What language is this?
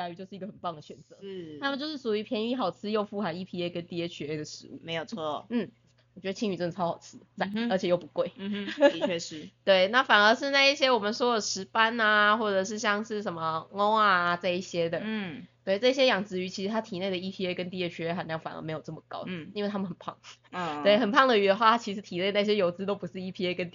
Chinese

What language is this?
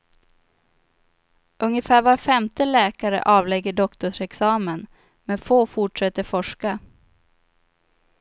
Swedish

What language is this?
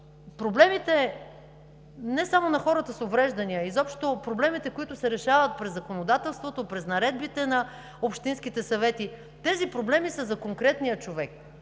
Bulgarian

